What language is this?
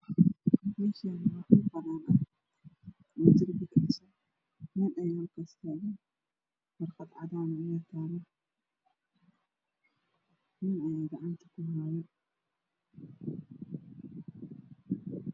Somali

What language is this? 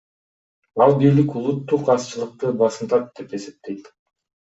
Kyrgyz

